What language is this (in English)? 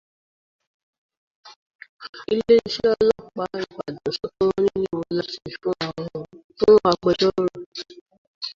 Yoruba